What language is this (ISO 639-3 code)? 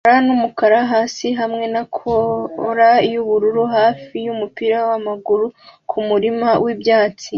kin